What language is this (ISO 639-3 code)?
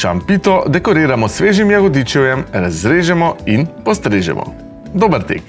slv